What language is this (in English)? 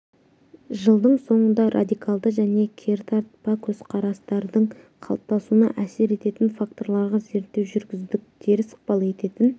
Kazakh